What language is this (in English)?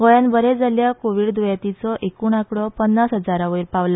Konkani